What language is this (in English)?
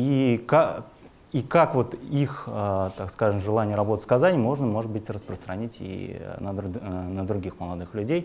Russian